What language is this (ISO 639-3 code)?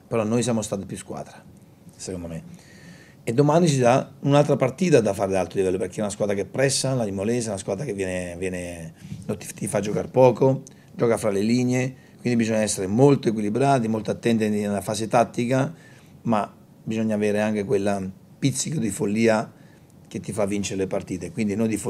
ita